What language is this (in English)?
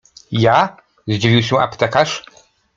Polish